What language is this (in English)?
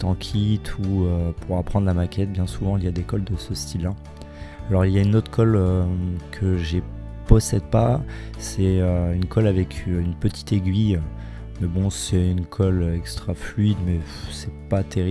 French